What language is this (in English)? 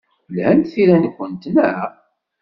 Kabyle